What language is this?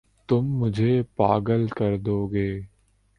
Urdu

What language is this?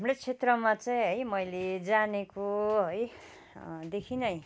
Nepali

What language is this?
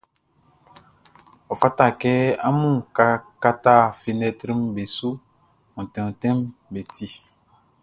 Baoulé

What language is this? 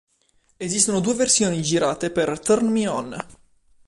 Italian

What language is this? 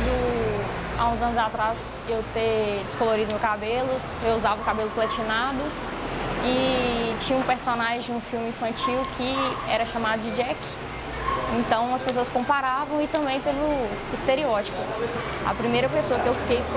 Portuguese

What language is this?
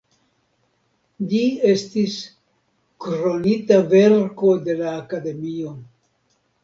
Esperanto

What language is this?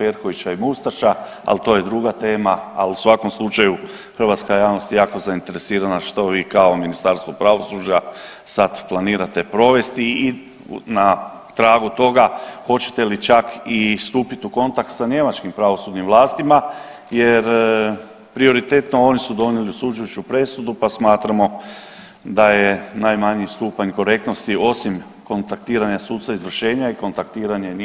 Croatian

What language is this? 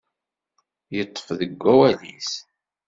Kabyle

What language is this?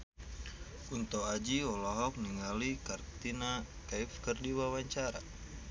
Sundanese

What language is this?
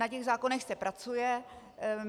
Czech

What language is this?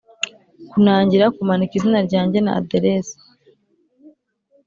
Kinyarwanda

